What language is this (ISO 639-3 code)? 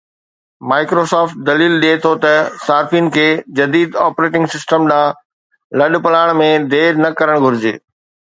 snd